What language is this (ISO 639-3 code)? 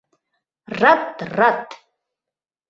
chm